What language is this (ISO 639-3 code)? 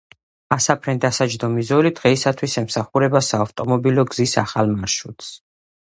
kat